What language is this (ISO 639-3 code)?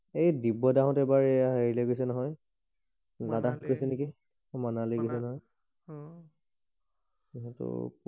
asm